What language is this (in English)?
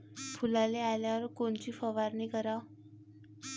Marathi